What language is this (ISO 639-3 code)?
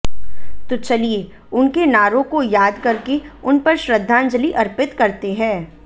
hin